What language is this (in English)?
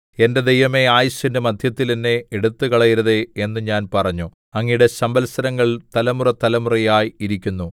Malayalam